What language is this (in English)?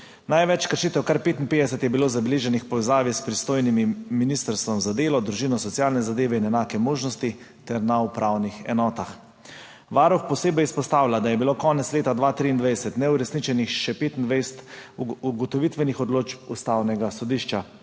Slovenian